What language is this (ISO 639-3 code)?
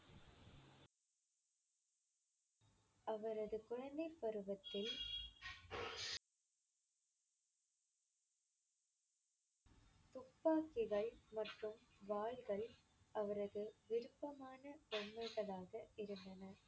tam